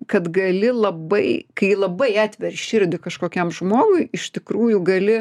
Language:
Lithuanian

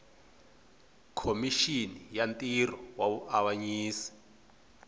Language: Tsonga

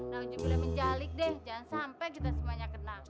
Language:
Indonesian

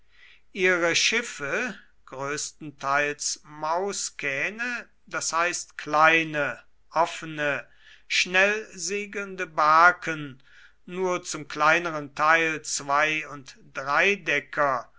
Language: German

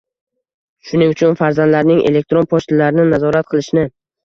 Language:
Uzbek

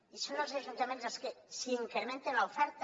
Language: Catalan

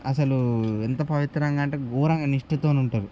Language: Telugu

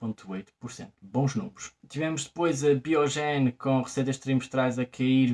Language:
Portuguese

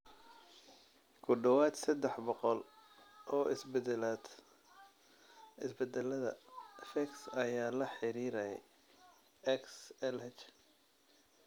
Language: Somali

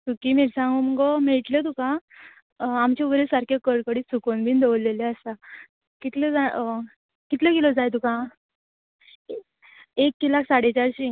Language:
Konkani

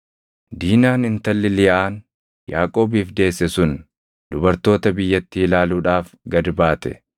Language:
Oromo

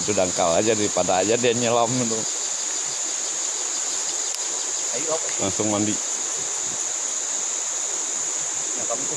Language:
Indonesian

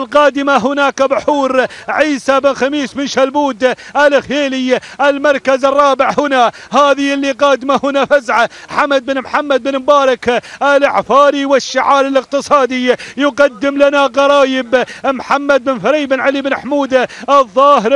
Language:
Arabic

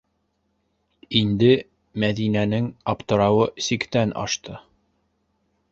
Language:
Bashkir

